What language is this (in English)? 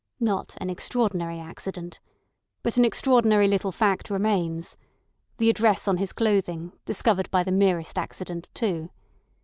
English